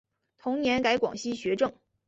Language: Chinese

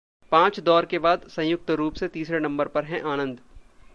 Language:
Hindi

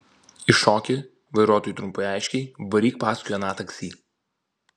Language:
Lithuanian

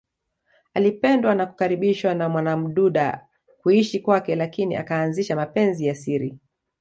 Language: Swahili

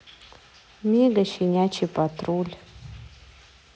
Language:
Russian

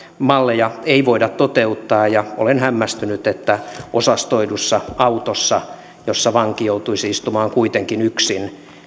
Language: Finnish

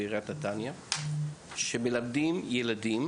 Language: Hebrew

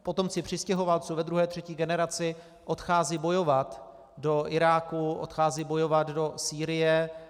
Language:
Czech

